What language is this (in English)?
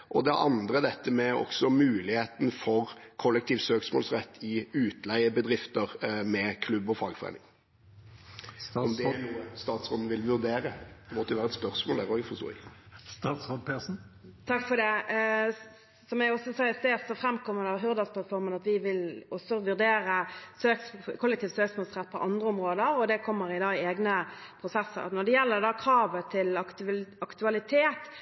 Norwegian Bokmål